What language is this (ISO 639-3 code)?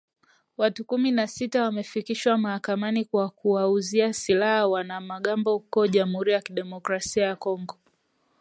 swa